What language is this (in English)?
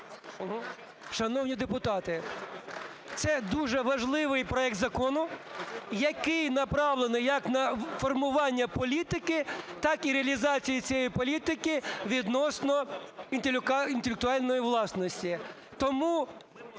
Ukrainian